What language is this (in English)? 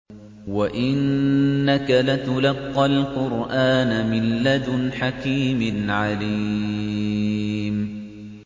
Arabic